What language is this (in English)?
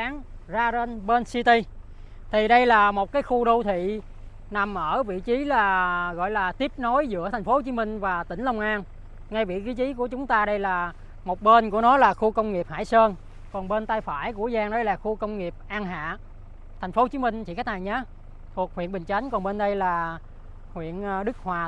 Vietnamese